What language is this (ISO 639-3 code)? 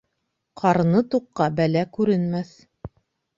bak